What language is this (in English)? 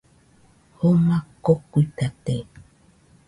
Nüpode Huitoto